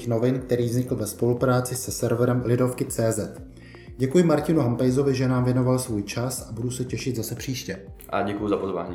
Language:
Czech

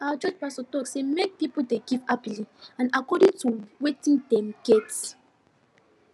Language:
Nigerian Pidgin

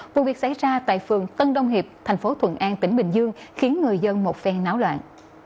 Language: Vietnamese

